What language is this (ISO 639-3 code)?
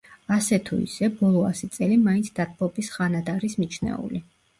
kat